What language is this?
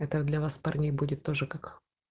Russian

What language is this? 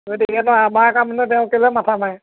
Assamese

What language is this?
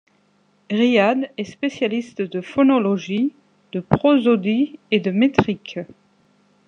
French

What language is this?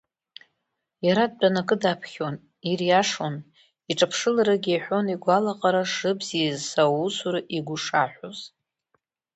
Abkhazian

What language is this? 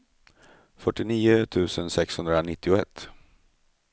Swedish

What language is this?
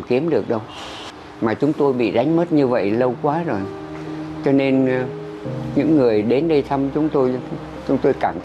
Vietnamese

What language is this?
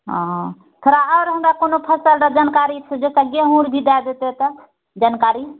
Maithili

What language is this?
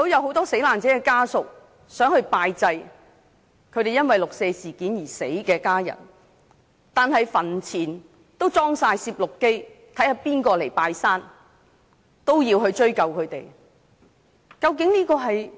Cantonese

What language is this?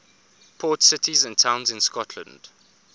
English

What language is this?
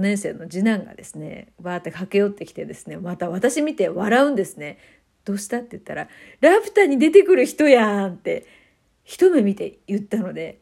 Japanese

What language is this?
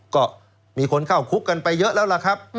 Thai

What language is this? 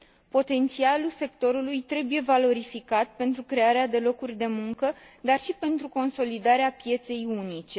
Romanian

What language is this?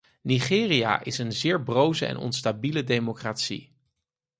Dutch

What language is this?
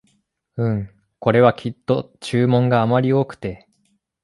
Japanese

